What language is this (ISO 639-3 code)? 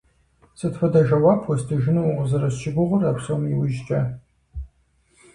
kbd